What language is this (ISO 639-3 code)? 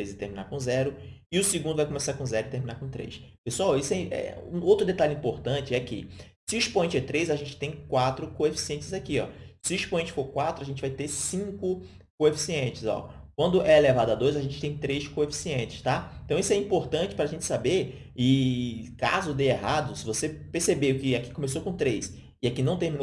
por